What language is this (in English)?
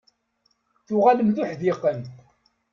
Kabyle